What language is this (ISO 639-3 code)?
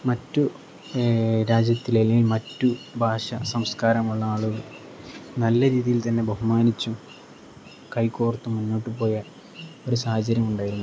mal